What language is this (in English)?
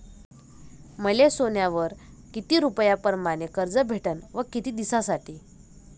Marathi